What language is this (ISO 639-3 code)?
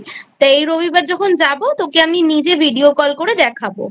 ben